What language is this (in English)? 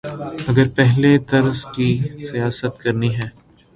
Urdu